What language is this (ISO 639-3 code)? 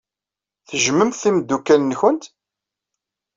kab